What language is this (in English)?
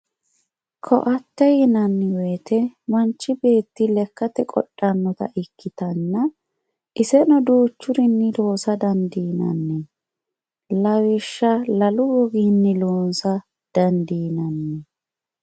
Sidamo